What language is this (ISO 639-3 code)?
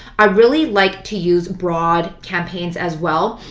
eng